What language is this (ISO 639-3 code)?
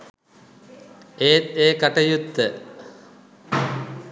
sin